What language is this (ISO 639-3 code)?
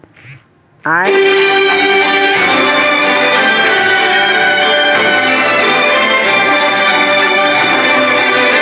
mai